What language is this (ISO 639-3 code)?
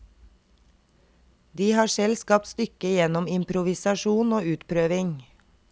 nor